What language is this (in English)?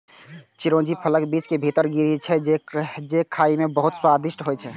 Maithili